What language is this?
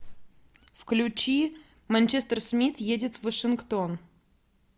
Russian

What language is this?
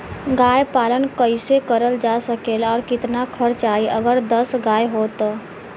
Bhojpuri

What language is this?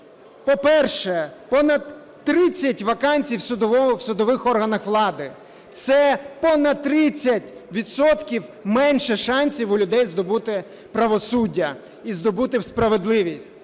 Ukrainian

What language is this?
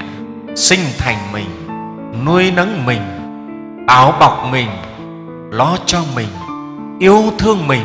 Vietnamese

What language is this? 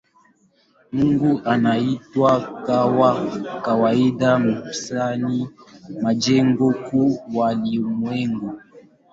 Swahili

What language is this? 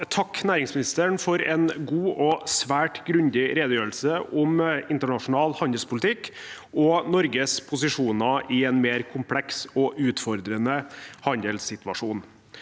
Norwegian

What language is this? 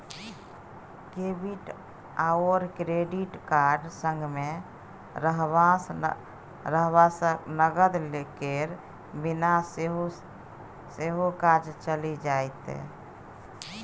Maithili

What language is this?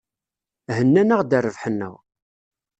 Kabyle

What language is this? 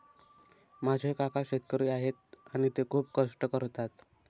Marathi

